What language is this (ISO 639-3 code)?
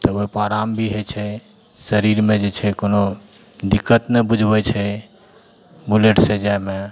mai